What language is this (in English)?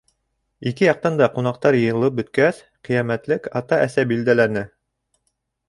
Bashkir